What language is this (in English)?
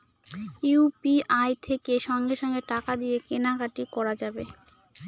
Bangla